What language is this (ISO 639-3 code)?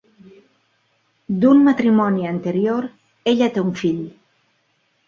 cat